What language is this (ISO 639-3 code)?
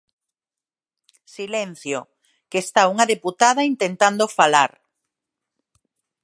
glg